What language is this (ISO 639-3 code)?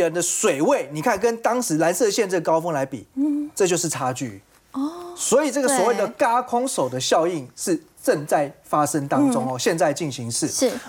zho